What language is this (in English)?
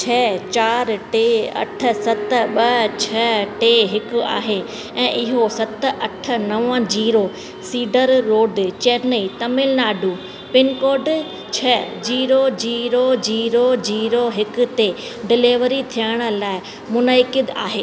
Sindhi